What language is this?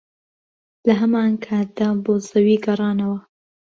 Central Kurdish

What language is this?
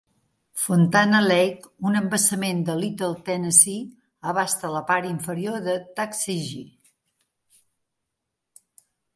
Catalan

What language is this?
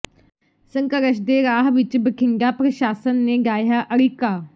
Punjabi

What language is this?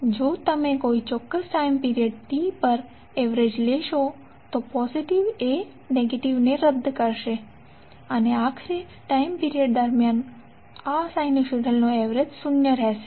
Gujarati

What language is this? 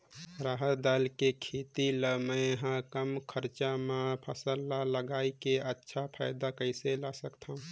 Chhattisgarhi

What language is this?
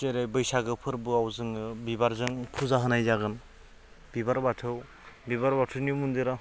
Bodo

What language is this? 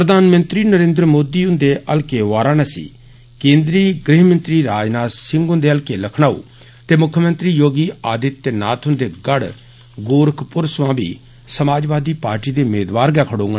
Dogri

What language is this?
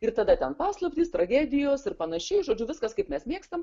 Lithuanian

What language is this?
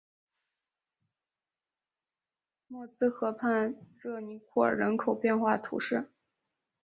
Chinese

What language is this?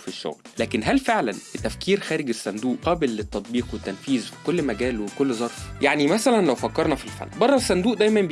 Arabic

